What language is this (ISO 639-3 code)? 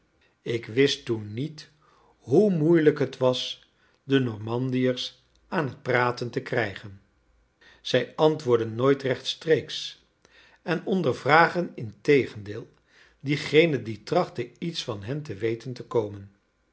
nld